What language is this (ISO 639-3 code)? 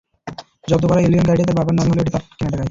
ben